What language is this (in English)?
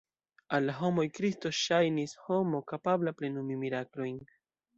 Esperanto